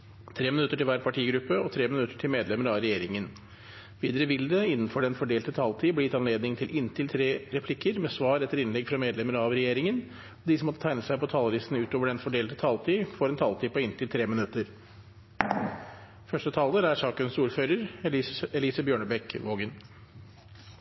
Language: Norwegian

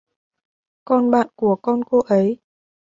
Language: Vietnamese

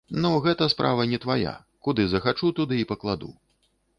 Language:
Belarusian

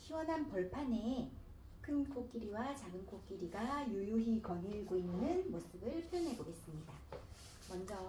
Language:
Korean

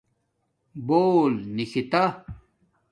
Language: Domaaki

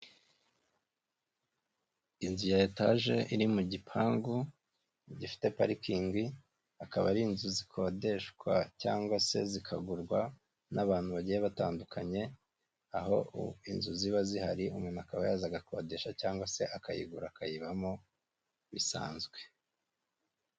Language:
Kinyarwanda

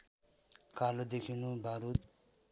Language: Nepali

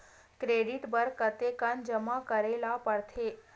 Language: Chhattisgarhi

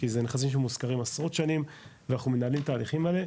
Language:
Hebrew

